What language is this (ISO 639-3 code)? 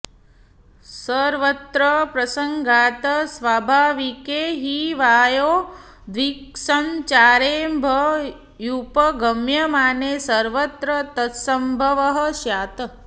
san